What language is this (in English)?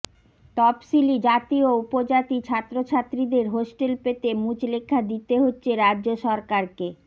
Bangla